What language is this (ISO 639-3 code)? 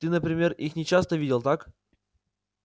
rus